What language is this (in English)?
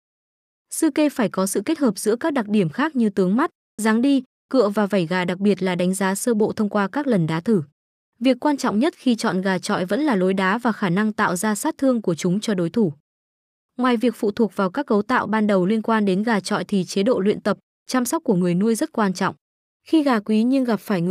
Vietnamese